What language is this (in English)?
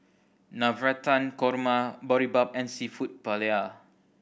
English